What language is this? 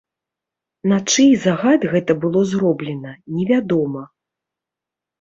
Belarusian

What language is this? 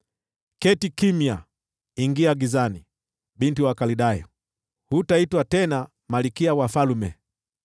Swahili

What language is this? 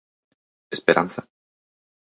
Galician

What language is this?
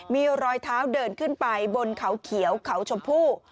Thai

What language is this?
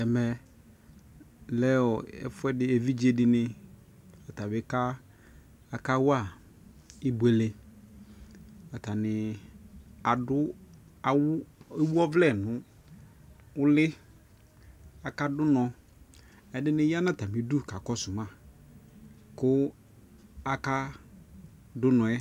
Ikposo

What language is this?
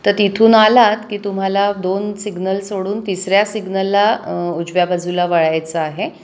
Marathi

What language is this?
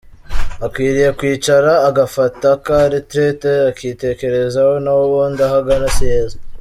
Kinyarwanda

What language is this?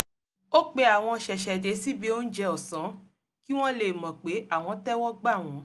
Yoruba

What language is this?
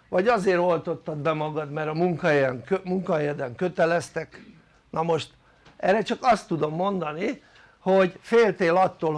Hungarian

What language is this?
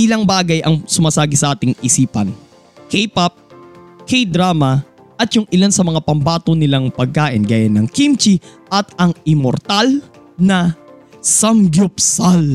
Filipino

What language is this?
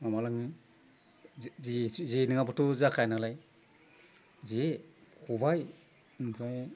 Bodo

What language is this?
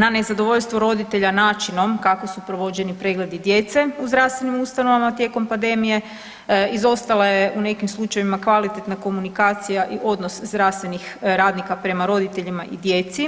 Croatian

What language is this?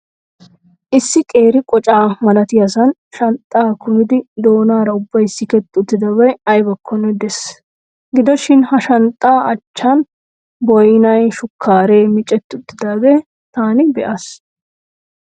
Wolaytta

